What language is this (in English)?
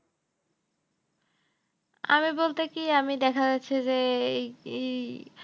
Bangla